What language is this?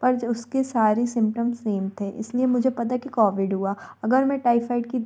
Hindi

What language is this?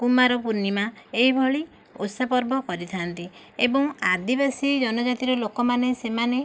Odia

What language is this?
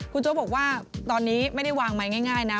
Thai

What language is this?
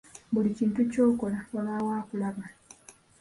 Ganda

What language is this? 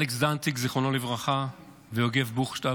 Hebrew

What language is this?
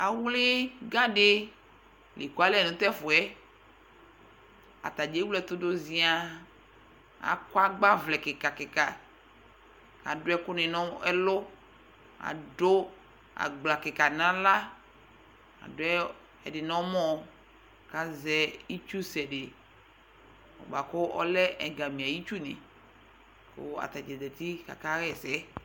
Ikposo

